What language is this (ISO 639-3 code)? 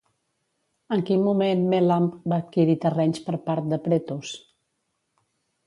cat